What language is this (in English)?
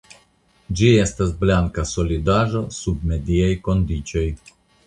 Esperanto